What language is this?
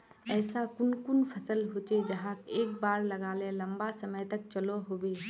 Magahi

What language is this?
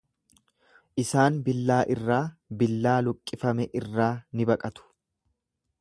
Oromo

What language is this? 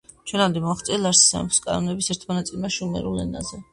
Georgian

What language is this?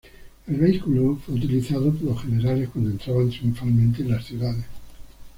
Spanish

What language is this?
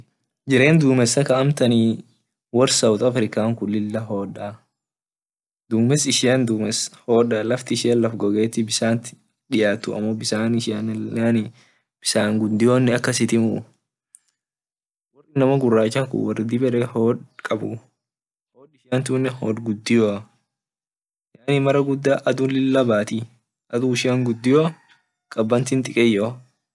Orma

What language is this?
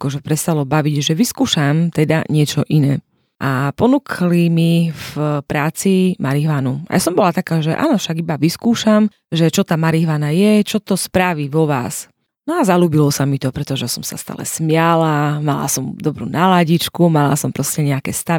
Slovak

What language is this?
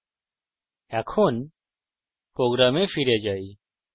Bangla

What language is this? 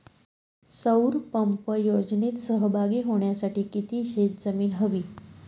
Marathi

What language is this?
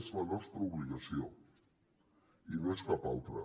Catalan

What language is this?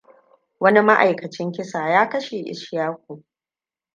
Hausa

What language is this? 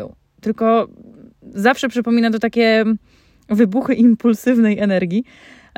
Polish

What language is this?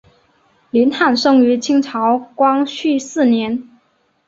Chinese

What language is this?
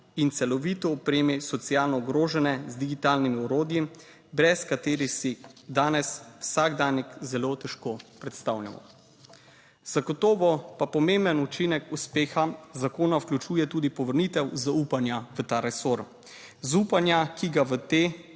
Slovenian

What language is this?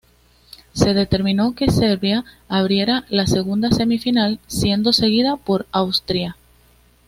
Spanish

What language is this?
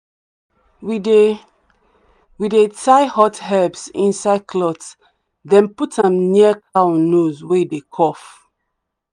Nigerian Pidgin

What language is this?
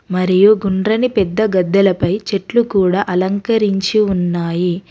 Telugu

